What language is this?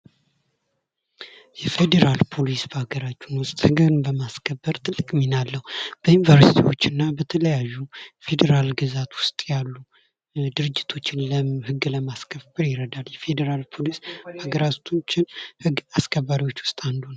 Amharic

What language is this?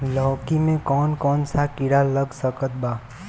Bhojpuri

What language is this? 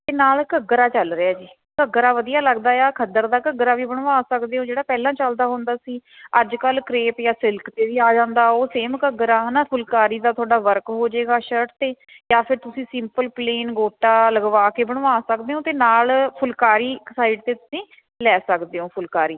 Punjabi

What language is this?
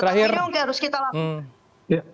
Indonesian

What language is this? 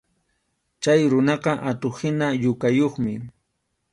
Arequipa-La Unión Quechua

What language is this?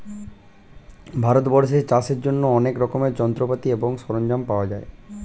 Bangla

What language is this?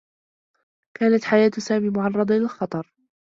Arabic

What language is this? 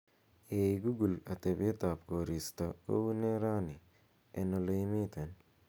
Kalenjin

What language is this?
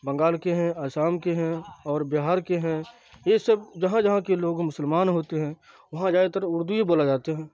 Urdu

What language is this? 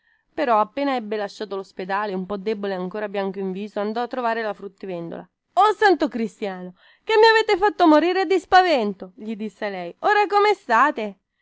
Italian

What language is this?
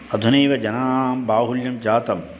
Sanskrit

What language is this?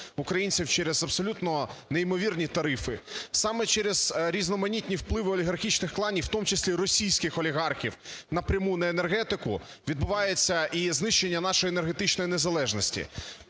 Ukrainian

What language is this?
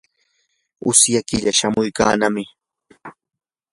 Yanahuanca Pasco Quechua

